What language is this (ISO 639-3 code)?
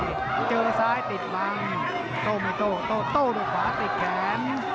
tha